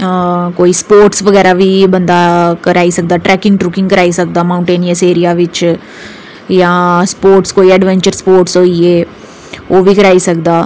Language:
Dogri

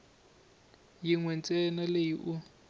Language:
Tsonga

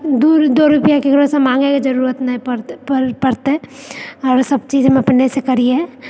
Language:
Maithili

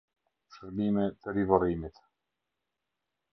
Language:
Albanian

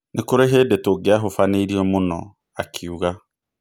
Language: Kikuyu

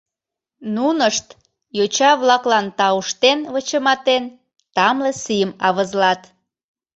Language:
Mari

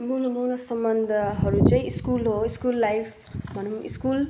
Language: Nepali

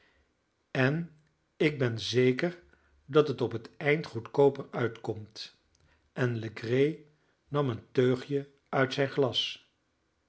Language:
Dutch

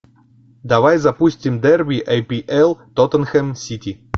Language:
Russian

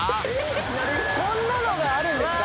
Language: Japanese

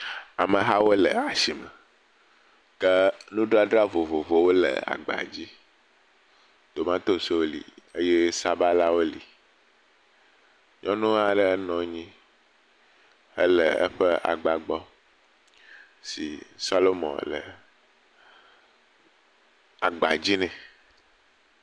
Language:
Ewe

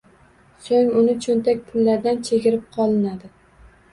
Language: Uzbek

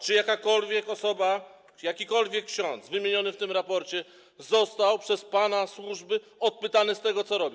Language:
Polish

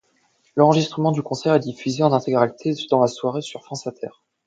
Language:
French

